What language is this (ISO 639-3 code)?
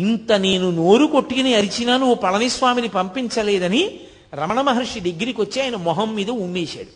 tel